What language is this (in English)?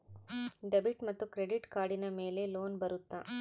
Kannada